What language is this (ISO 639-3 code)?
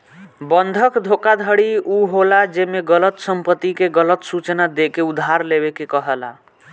bho